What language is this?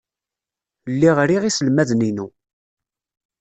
Kabyle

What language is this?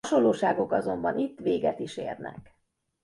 Hungarian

